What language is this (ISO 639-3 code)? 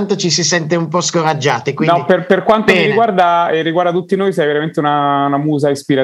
ita